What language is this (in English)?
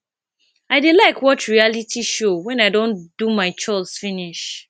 Nigerian Pidgin